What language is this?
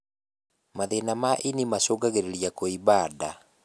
Kikuyu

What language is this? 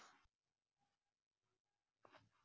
Maithili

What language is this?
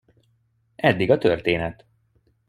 Hungarian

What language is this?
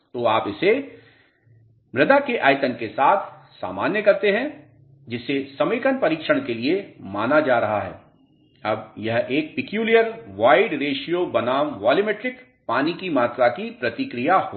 Hindi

